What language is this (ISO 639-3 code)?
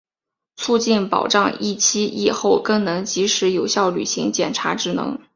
zho